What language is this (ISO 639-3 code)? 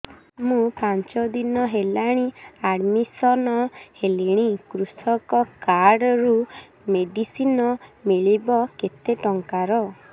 ori